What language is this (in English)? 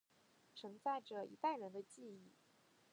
Chinese